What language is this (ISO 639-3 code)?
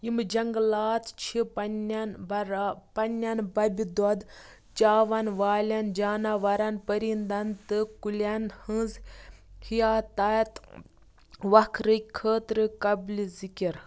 kas